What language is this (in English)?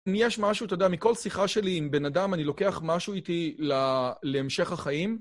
Hebrew